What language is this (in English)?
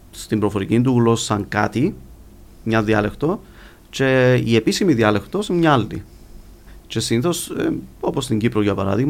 Greek